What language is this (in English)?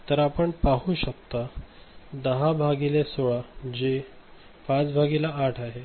Marathi